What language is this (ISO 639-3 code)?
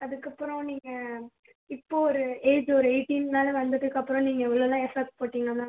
tam